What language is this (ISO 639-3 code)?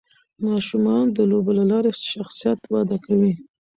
pus